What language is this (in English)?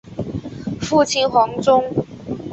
Chinese